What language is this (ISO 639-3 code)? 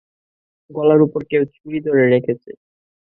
ben